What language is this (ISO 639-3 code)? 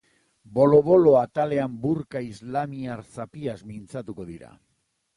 eus